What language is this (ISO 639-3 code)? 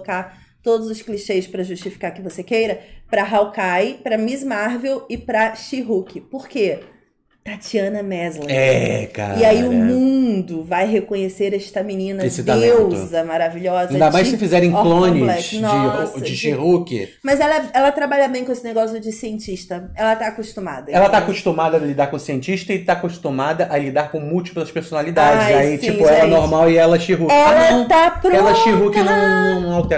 por